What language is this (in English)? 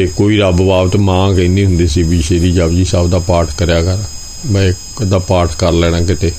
Punjabi